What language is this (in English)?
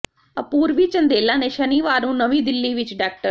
Punjabi